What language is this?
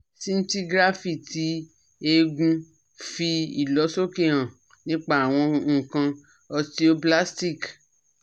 Yoruba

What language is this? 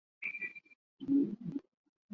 Chinese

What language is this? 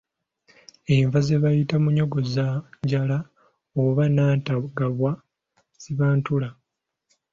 Ganda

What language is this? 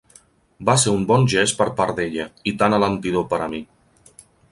Catalan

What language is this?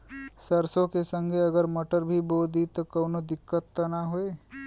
Bhojpuri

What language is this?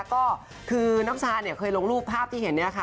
Thai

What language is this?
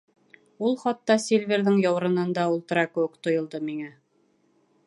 Bashkir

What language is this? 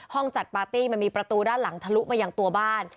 Thai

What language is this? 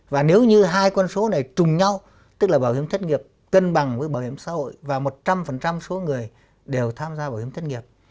Vietnamese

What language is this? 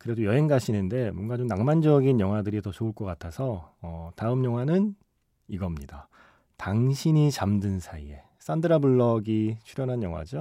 Korean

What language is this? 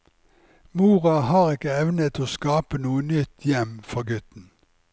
Norwegian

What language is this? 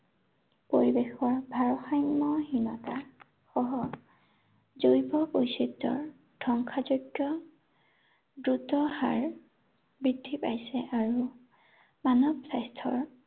Assamese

